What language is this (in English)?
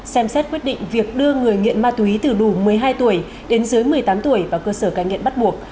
Vietnamese